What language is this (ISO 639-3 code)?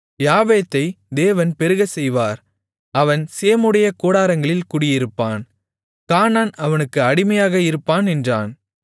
tam